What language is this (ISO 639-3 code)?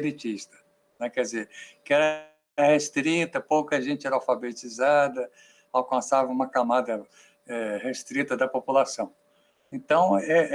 por